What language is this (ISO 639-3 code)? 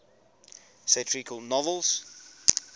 eng